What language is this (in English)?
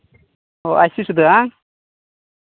Santali